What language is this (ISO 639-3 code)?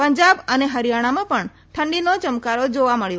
guj